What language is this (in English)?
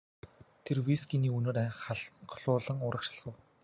Mongolian